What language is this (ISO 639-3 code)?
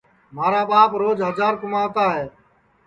ssi